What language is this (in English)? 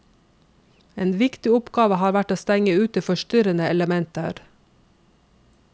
Norwegian